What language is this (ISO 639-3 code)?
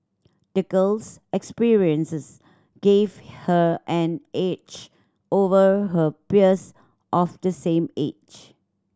eng